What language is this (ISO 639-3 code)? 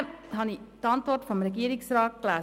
gsw